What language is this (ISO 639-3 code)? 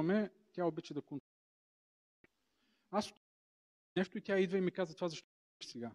bul